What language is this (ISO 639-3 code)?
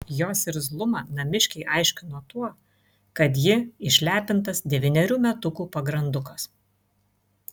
lit